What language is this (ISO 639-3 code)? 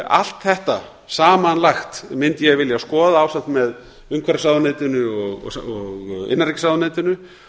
isl